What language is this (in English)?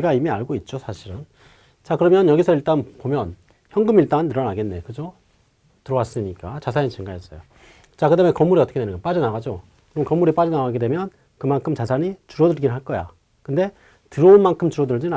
Korean